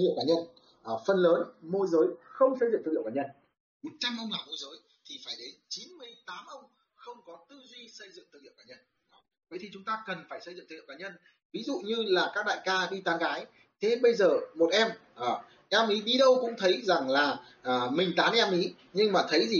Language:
Vietnamese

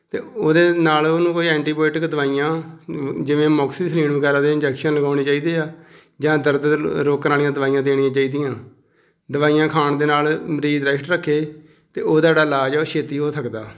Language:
Punjabi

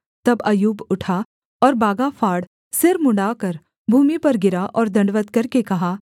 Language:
Hindi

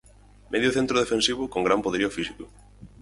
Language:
Galician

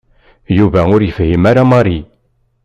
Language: Kabyle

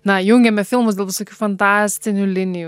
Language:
Lithuanian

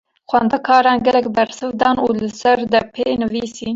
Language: Kurdish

